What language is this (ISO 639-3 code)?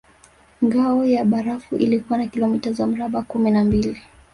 swa